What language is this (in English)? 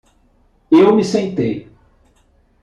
Portuguese